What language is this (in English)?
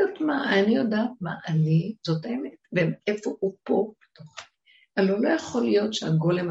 Hebrew